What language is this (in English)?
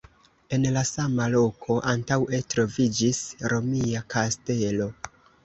Esperanto